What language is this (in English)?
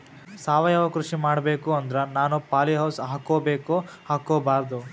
Kannada